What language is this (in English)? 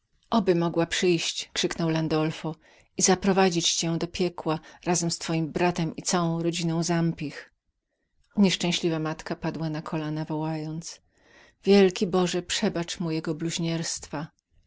Polish